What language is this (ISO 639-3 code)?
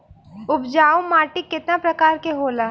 bho